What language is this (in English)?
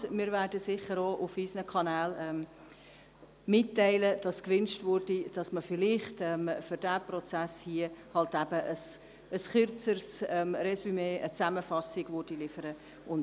Swiss German